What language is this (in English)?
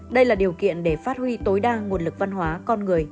Vietnamese